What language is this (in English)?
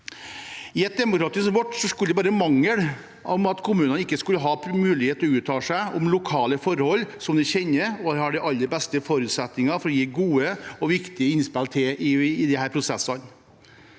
Norwegian